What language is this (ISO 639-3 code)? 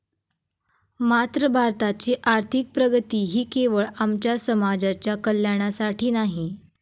mar